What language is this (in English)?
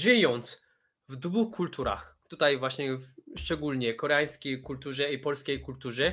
Polish